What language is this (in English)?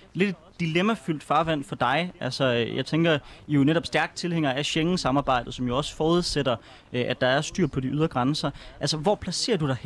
Danish